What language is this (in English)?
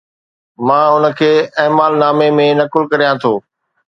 Sindhi